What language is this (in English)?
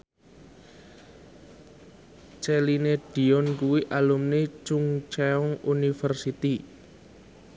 Javanese